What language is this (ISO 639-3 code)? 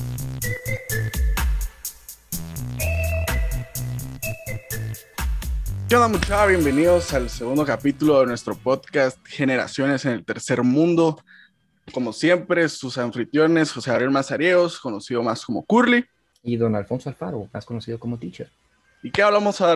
spa